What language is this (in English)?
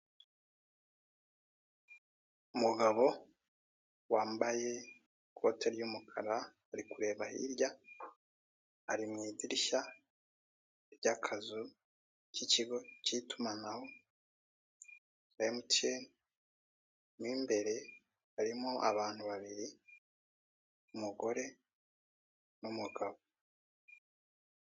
Kinyarwanda